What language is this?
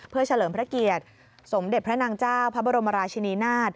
Thai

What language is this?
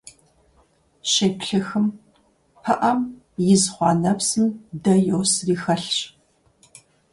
Kabardian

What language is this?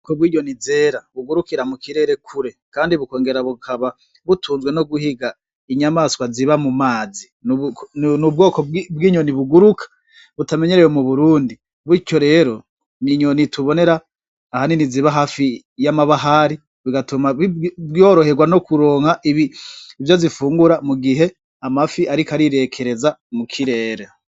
Rundi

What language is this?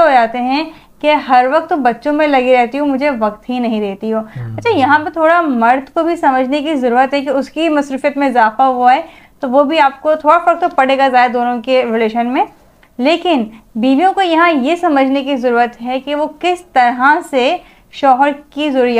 Hindi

